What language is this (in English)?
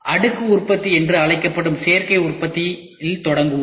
Tamil